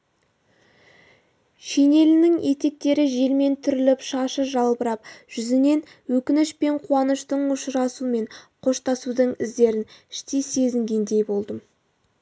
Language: Kazakh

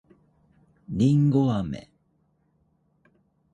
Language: Japanese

